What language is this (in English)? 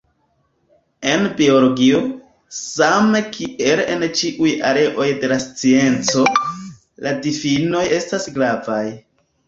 Esperanto